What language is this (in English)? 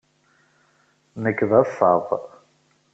Kabyle